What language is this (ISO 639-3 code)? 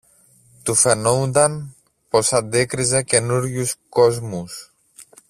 ell